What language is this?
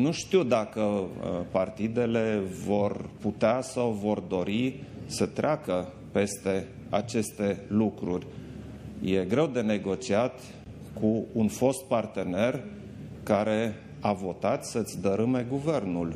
Romanian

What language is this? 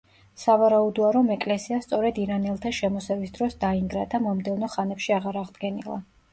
Georgian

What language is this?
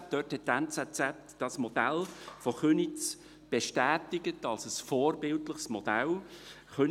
Swiss German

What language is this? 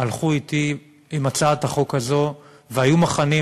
Hebrew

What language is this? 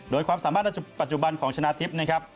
Thai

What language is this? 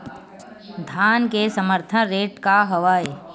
Chhattisgarhi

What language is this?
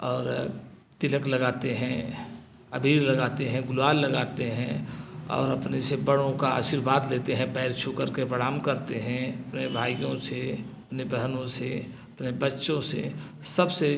Hindi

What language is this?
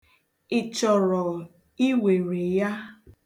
Igbo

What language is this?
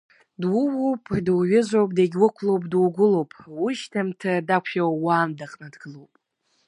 Abkhazian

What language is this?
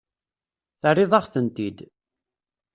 Kabyle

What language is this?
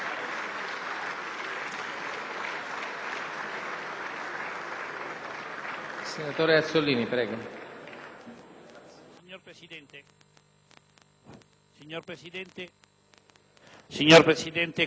Italian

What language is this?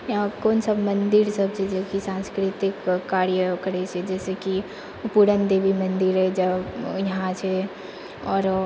Maithili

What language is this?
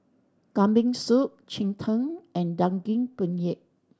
English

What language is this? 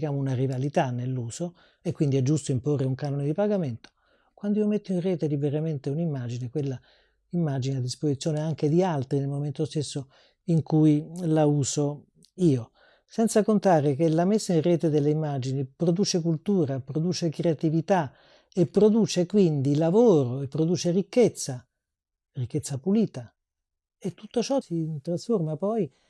Italian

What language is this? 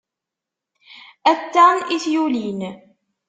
Kabyle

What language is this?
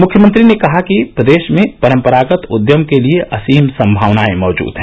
Hindi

